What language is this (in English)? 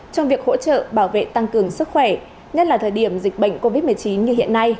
Vietnamese